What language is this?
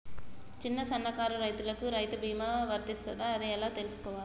Telugu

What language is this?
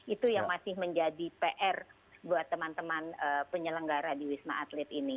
Indonesian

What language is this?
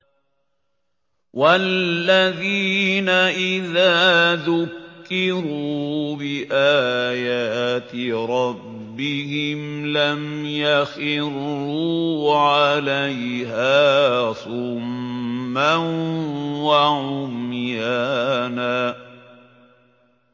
Arabic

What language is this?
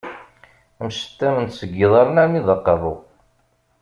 Kabyle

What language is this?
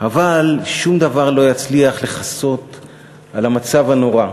Hebrew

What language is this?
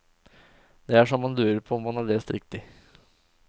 Norwegian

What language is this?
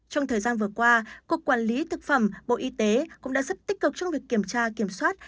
Vietnamese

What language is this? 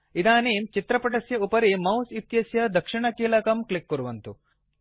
Sanskrit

